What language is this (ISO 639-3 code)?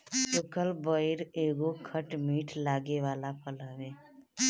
bho